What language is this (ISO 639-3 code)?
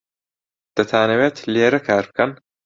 ckb